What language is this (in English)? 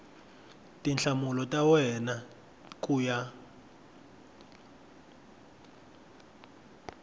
Tsonga